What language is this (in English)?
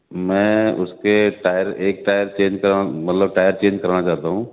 Urdu